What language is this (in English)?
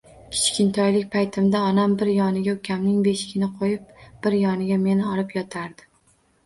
Uzbek